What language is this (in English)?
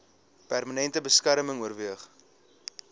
Afrikaans